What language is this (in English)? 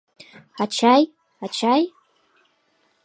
Mari